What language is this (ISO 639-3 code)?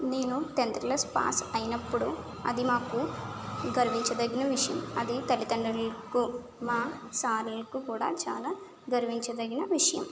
tel